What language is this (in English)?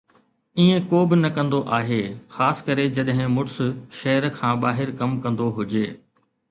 Sindhi